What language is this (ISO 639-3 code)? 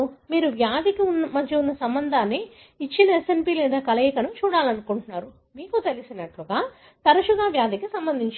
tel